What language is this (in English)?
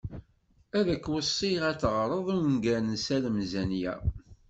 Kabyle